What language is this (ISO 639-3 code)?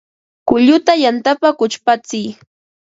qva